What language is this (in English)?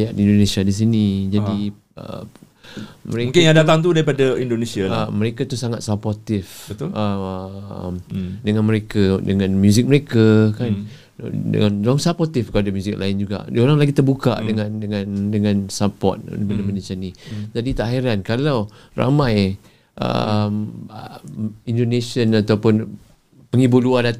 Malay